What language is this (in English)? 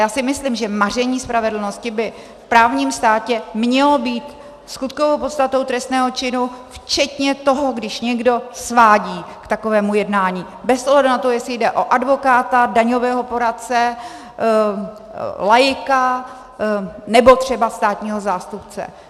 Czech